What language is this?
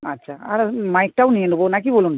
Bangla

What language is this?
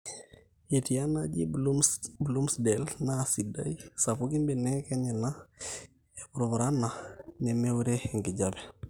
Masai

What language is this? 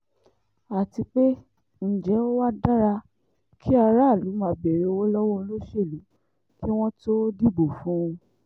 Yoruba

